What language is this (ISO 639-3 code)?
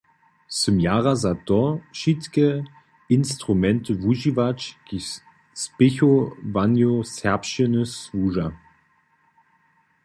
hsb